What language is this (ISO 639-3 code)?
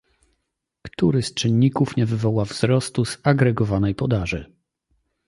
pol